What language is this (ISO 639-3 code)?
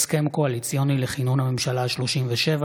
heb